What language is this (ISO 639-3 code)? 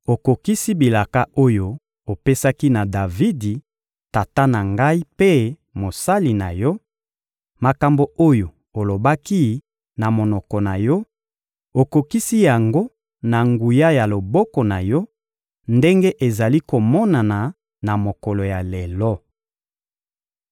lin